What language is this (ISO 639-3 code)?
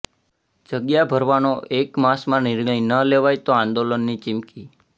guj